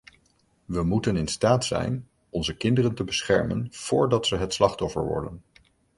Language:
Dutch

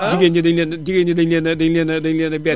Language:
Wolof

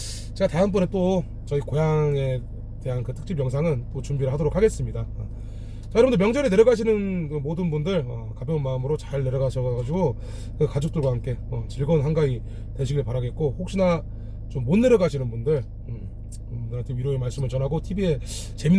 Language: Korean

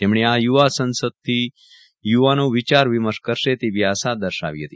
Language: Gujarati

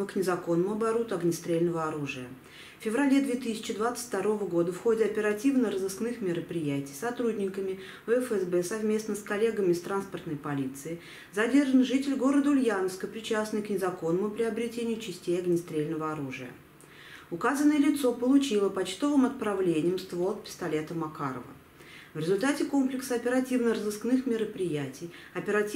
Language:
Russian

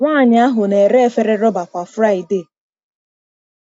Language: Igbo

